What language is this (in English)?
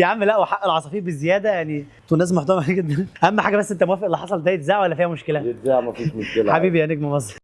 Arabic